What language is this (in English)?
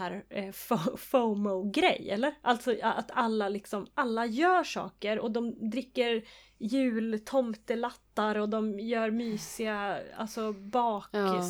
Swedish